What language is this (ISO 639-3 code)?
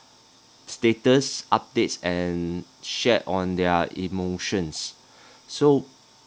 eng